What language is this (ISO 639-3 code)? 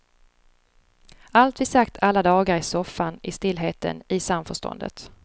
swe